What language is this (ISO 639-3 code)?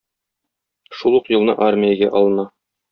tat